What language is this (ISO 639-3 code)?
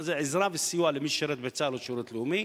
heb